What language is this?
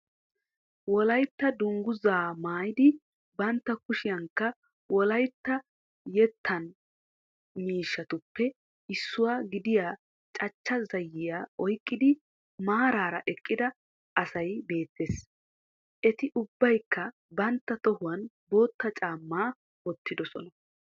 Wolaytta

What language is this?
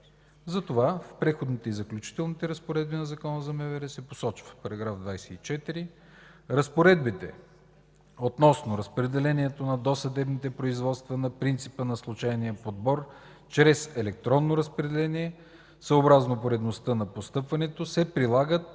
Bulgarian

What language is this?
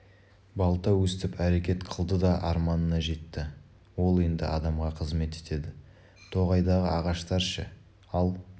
Kazakh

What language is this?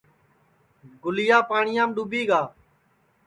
Sansi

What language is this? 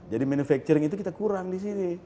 Indonesian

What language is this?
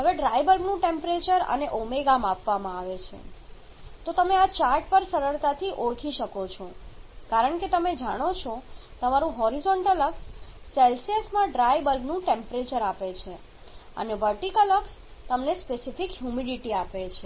Gujarati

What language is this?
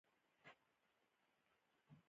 Pashto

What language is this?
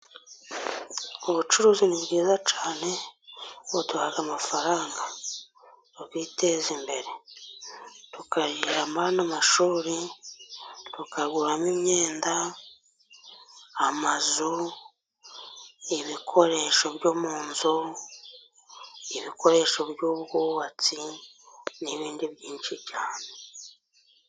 Kinyarwanda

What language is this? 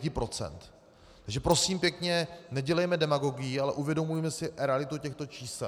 Czech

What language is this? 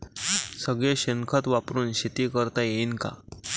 Marathi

